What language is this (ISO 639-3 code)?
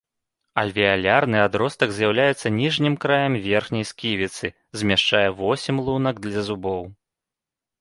bel